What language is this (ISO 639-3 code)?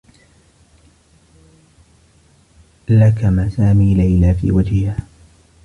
ara